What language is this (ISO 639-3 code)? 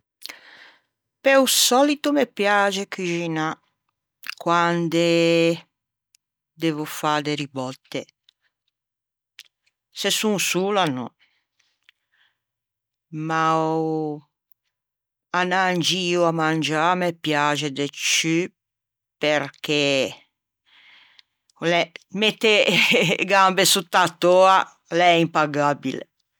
lij